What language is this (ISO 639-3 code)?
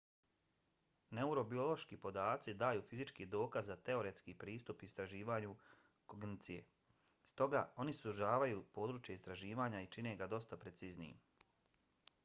bos